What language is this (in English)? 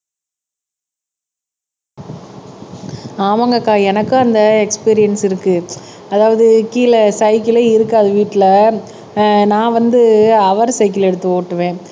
Tamil